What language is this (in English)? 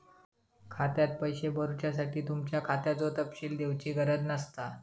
Marathi